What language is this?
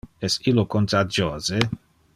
Interlingua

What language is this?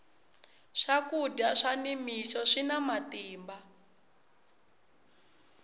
Tsonga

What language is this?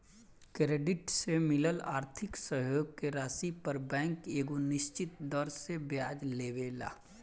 Bhojpuri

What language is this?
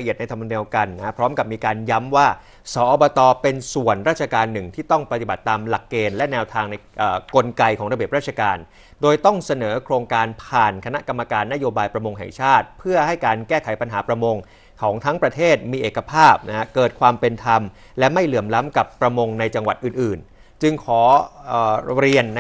Thai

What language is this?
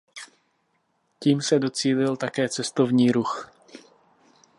Czech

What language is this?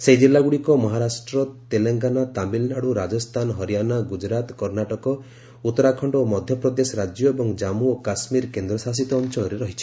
Odia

